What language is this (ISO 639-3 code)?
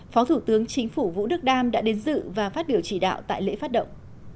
vie